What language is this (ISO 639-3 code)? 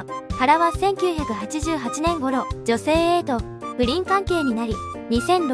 jpn